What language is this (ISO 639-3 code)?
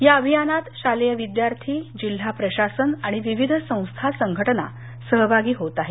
mar